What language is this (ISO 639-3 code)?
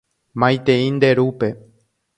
grn